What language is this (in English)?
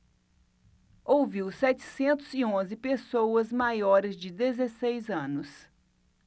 Portuguese